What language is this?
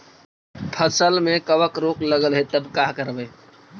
Magahi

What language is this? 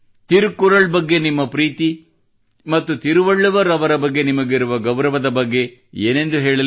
Kannada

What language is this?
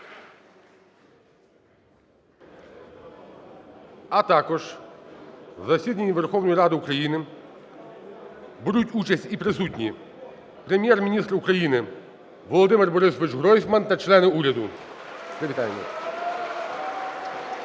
Ukrainian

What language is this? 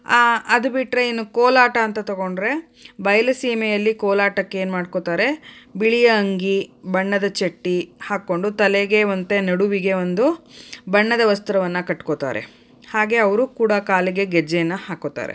Kannada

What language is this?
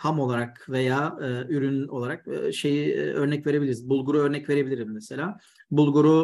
Turkish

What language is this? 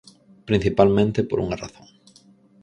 Galician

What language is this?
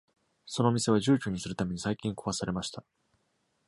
Japanese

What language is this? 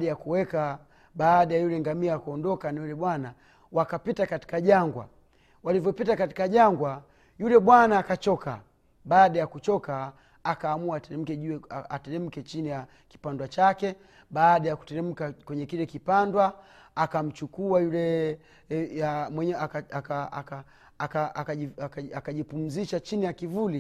Swahili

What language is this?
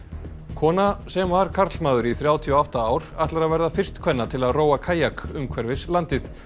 Icelandic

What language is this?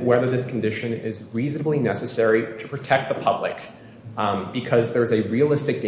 English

